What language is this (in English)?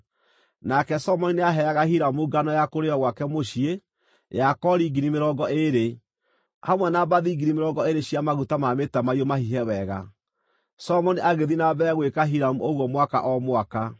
Kikuyu